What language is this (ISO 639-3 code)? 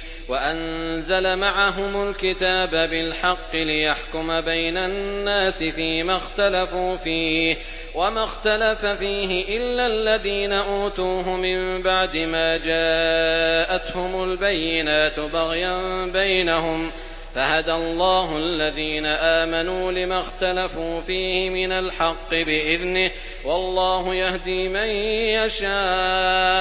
ara